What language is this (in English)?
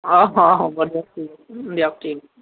Assamese